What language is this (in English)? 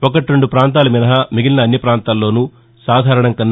Telugu